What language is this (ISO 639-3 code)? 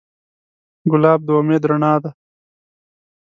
pus